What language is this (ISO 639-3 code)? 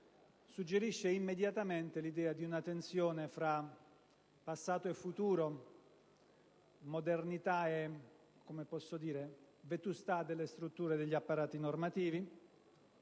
ita